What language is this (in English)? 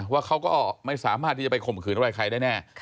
Thai